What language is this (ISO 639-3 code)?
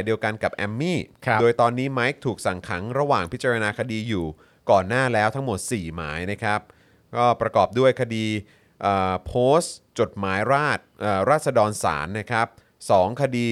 tha